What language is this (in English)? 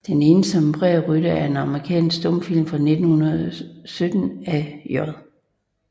Danish